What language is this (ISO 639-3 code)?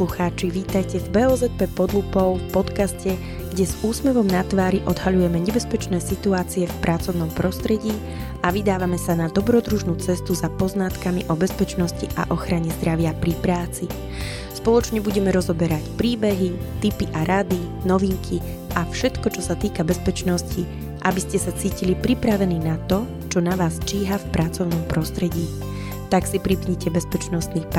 slk